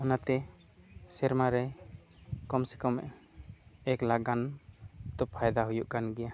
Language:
Santali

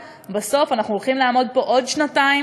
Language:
Hebrew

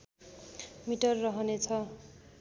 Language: Nepali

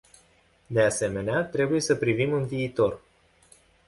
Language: Romanian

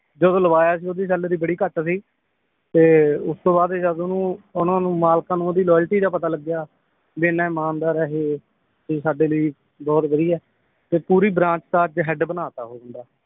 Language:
Punjabi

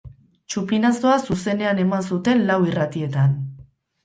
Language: Basque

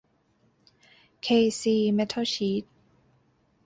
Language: Thai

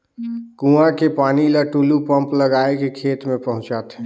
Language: Chhattisgarhi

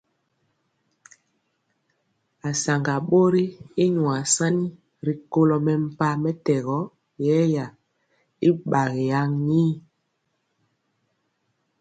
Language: Mpiemo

